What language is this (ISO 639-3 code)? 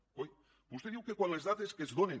cat